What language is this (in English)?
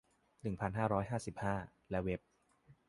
Thai